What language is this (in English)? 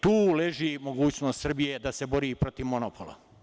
Serbian